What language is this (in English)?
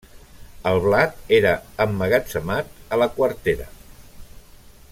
Catalan